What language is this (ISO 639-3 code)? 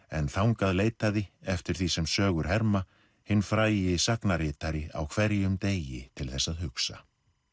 isl